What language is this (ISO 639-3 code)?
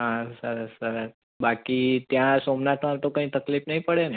guj